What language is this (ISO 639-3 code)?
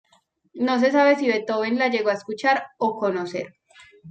spa